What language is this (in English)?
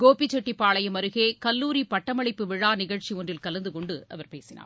Tamil